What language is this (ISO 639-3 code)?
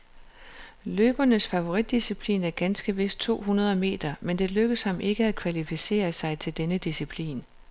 dan